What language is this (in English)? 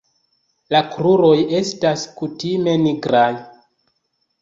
Esperanto